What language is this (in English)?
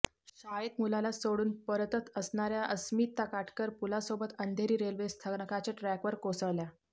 Marathi